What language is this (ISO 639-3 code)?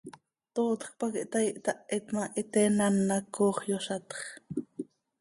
sei